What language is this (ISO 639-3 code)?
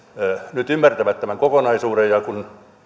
fin